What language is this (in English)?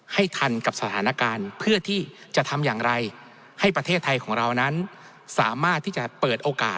Thai